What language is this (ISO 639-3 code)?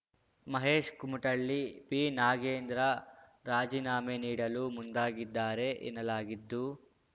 kan